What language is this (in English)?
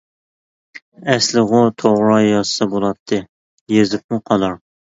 Uyghur